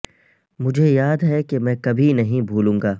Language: Urdu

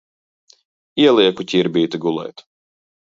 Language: Latvian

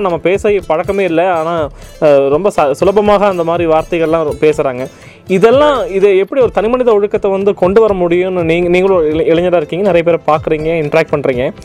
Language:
Tamil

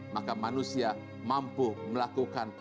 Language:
Indonesian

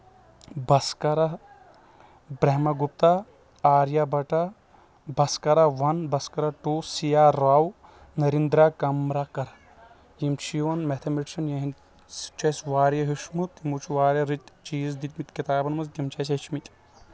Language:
Kashmiri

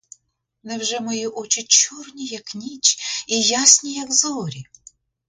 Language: Ukrainian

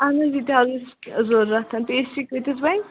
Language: Kashmiri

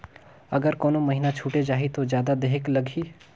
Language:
Chhattisgarhi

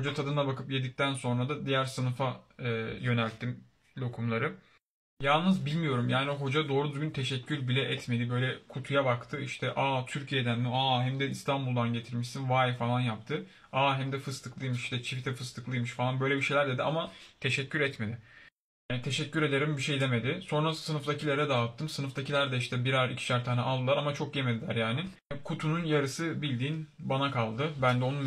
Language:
Turkish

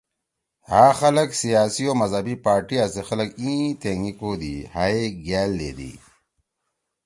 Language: Torwali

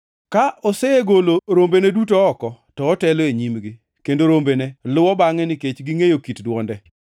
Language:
Luo (Kenya and Tanzania)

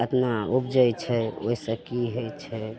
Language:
Maithili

